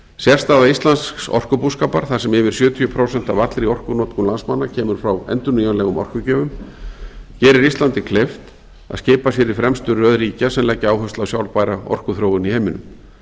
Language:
Icelandic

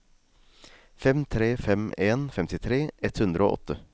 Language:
Norwegian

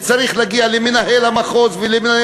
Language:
Hebrew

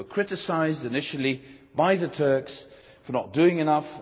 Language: English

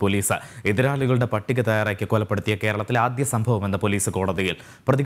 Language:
Romanian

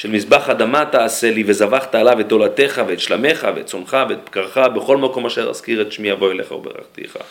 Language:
Hebrew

